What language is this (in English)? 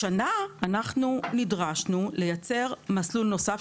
Hebrew